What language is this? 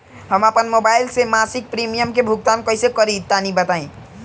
Bhojpuri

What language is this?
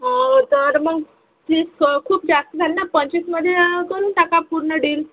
Marathi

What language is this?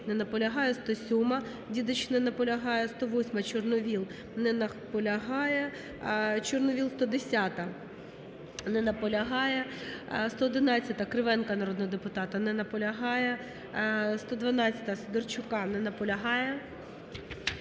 Ukrainian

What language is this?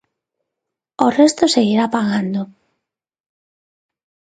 Galician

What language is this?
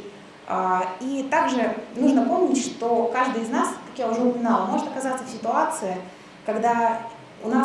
Russian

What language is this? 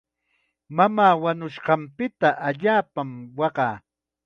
Chiquián Ancash Quechua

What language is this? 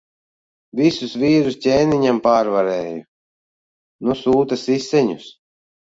Latvian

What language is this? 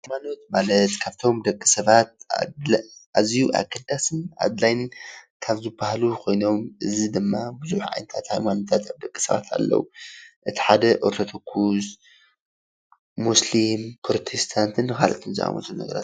Tigrinya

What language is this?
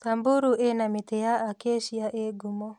Kikuyu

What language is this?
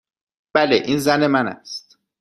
Persian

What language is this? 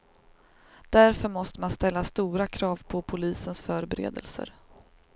Swedish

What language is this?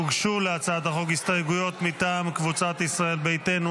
Hebrew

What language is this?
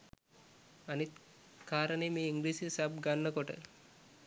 Sinhala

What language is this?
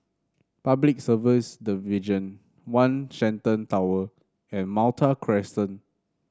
English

